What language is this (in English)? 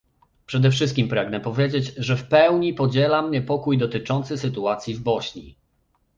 Polish